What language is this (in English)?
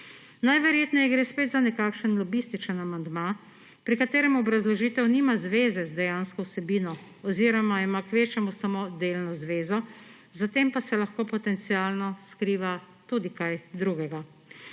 Slovenian